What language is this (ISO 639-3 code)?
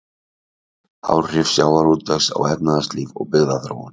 isl